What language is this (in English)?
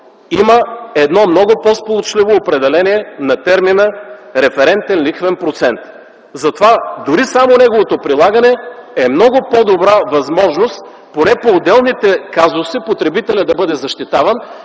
Bulgarian